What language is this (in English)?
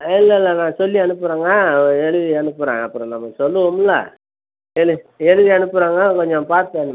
Tamil